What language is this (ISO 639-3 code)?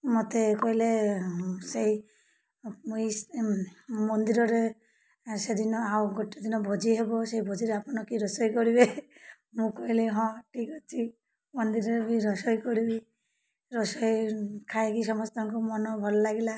ori